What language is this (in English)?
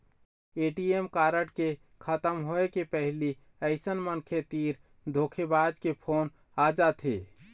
Chhattisgarhi